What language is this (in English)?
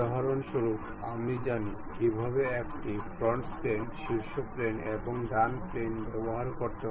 Bangla